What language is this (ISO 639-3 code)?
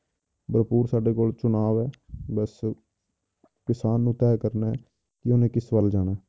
pan